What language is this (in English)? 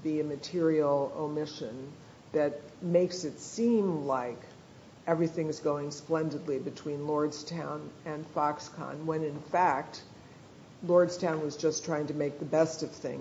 English